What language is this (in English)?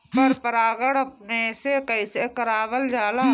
Bhojpuri